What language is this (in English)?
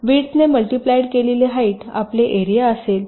Marathi